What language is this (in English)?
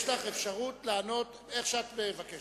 Hebrew